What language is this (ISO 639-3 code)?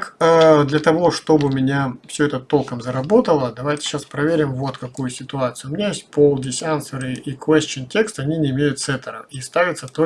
rus